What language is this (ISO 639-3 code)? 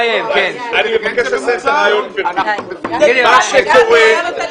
heb